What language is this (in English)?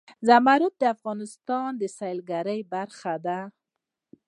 Pashto